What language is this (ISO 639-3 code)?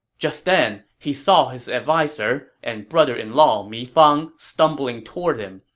eng